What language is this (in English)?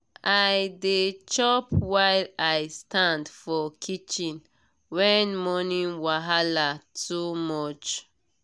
Nigerian Pidgin